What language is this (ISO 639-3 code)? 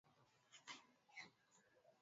swa